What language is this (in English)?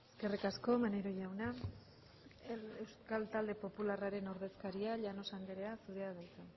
Basque